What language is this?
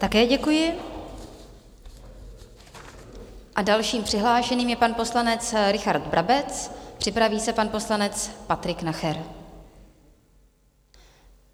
Czech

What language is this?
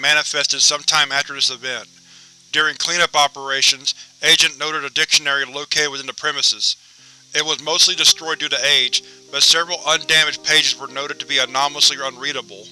English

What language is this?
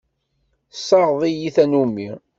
Kabyle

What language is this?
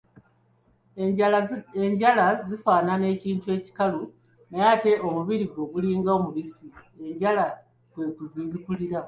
Ganda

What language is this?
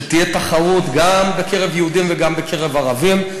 Hebrew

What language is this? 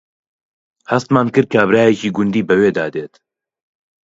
Central Kurdish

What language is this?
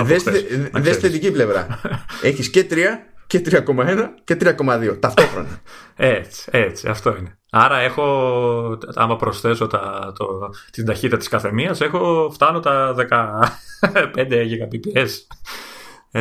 Greek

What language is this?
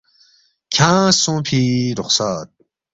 Balti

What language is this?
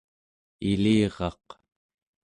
Central Yupik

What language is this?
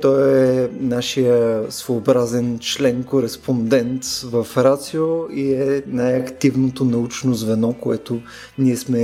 Bulgarian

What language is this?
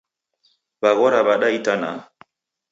Taita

